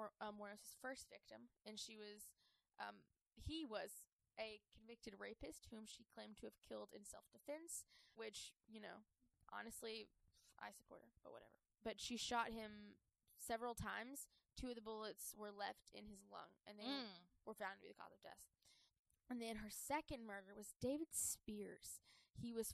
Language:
English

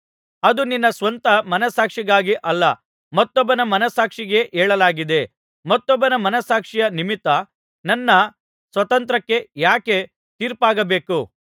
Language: Kannada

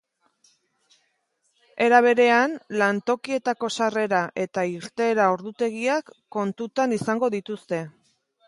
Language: Basque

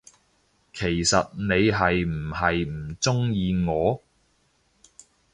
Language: Cantonese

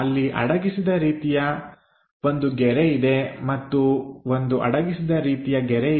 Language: Kannada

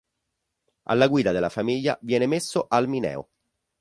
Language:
Italian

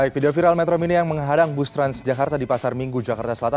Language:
Indonesian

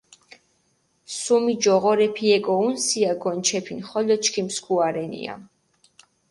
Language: Mingrelian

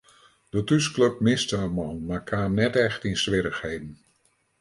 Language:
Western Frisian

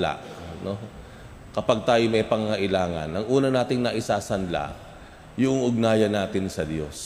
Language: Filipino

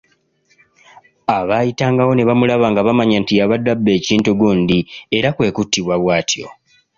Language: Ganda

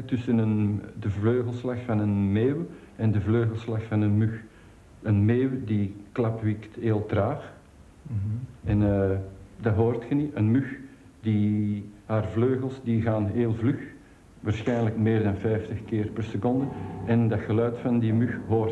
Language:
Dutch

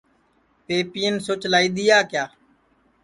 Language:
Sansi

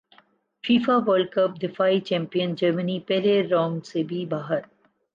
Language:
Urdu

